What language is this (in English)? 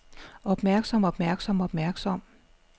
Danish